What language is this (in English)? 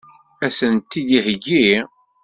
Kabyle